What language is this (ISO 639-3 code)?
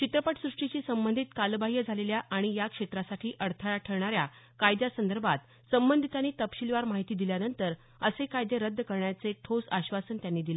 mar